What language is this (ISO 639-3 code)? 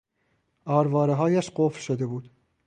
fas